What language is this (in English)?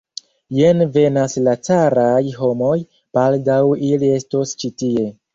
Esperanto